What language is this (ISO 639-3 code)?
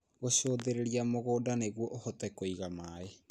kik